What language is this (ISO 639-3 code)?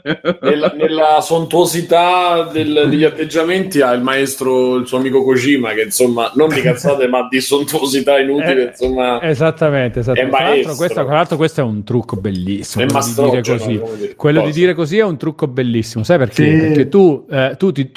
ita